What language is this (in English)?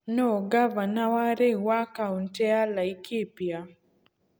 Kikuyu